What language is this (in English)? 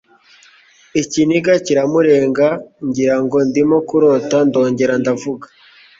Kinyarwanda